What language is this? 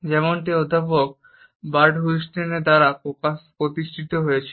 Bangla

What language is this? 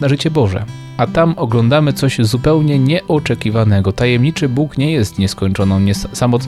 Polish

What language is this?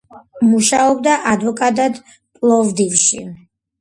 Georgian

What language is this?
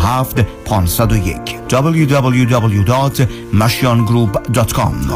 Persian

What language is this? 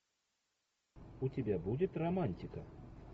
Russian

